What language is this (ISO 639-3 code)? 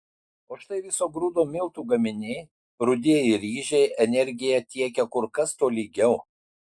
lit